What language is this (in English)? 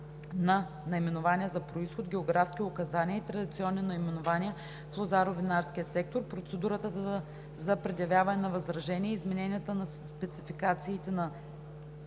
Bulgarian